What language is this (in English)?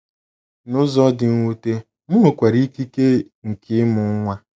Igbo